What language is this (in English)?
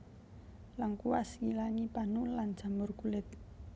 Javanese